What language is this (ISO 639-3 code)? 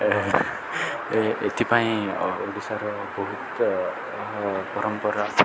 ori